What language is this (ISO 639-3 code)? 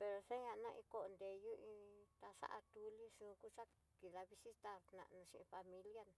mtx